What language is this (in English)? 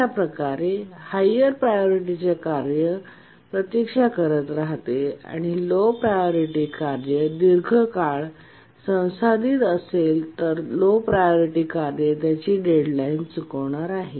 Marathi